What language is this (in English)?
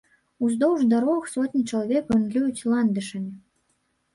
Belarusian